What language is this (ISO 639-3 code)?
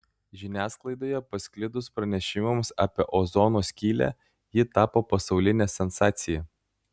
lit